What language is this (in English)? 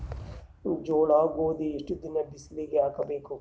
Kannada